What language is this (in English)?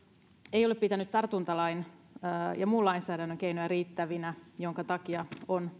Finnish